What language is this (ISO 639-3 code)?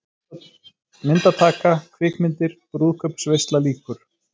isl